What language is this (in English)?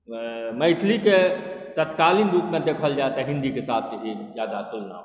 Maithili